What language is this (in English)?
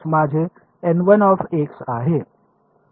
Marathi